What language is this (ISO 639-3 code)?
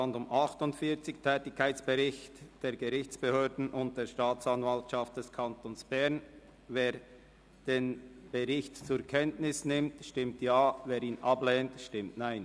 gsw